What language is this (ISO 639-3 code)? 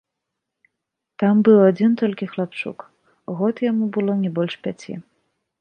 bel